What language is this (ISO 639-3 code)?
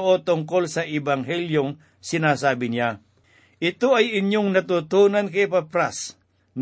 fil